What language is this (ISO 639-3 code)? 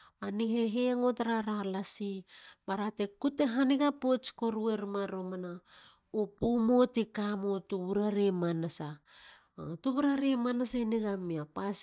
hla